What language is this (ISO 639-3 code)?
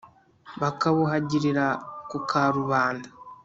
kin